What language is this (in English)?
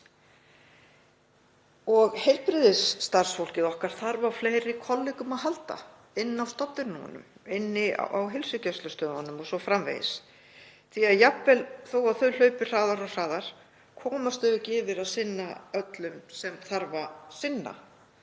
Icelandic